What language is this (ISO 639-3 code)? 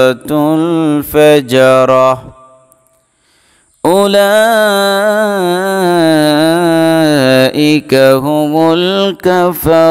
ben